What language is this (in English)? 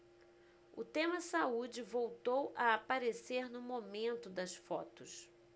Portuguese